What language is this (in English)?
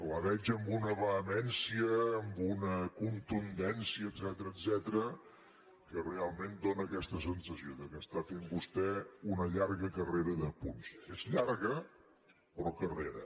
Catalan